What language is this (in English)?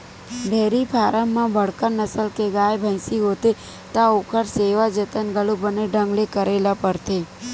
Chhattisgarhi